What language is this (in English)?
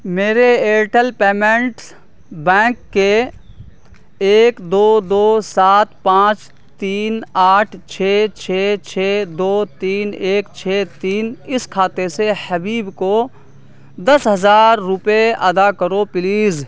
Urdu